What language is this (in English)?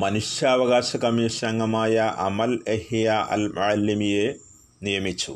Malayalam